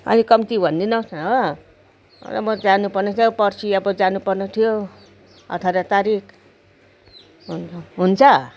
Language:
Nepali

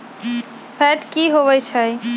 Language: Magahi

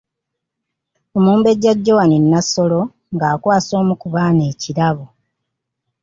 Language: Ganda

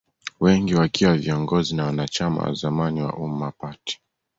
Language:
Swahili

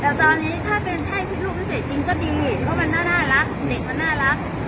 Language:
Thai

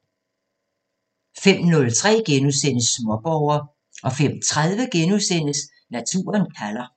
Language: Danish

